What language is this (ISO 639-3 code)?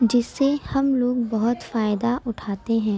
urd